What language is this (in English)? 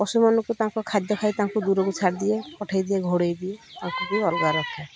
Odia